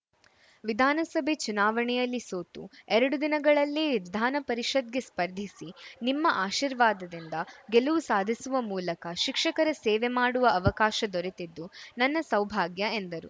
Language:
Kannada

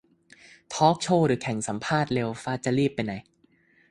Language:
Thai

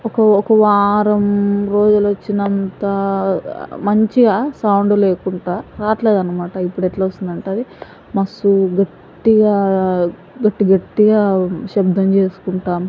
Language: Telugu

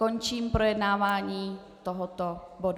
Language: Czech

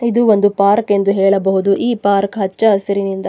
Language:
Kannada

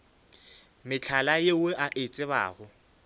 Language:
Northern Sotho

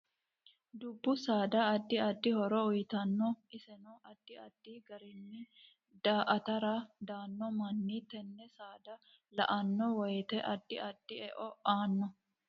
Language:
Sidamo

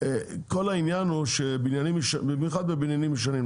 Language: Hebrew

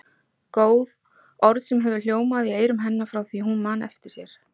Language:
Icelandic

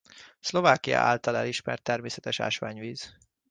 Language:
Hungarian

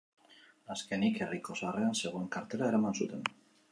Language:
Basque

